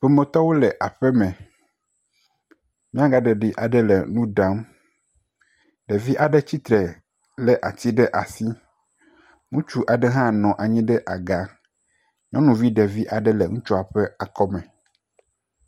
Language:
Ewe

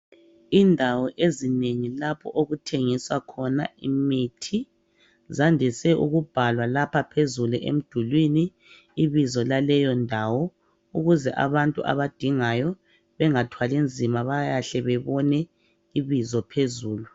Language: North Ndebele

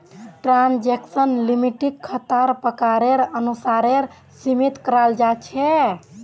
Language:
Magahi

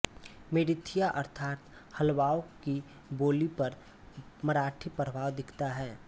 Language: Hindi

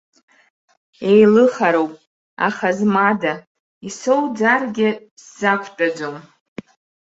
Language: Abkhazian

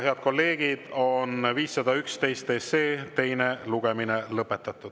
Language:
Estonian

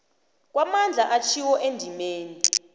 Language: South Ndebele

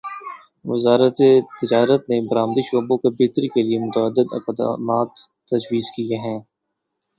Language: Urdu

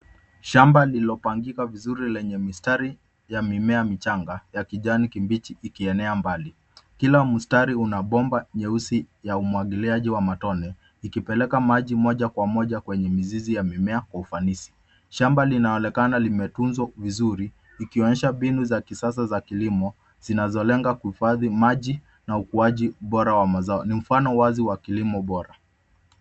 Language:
Swahili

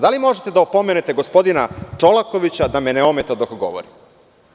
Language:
Serbian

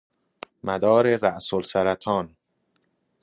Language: Persian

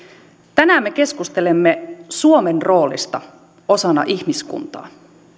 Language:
Finnish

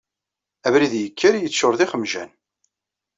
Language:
Kabyle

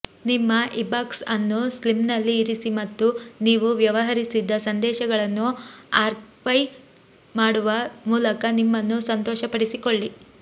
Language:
Kannada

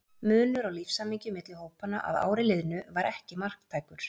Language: Icelandic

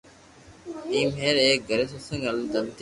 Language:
Loarki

